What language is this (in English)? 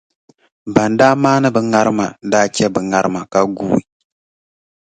Dagbani